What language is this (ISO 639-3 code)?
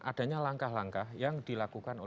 ind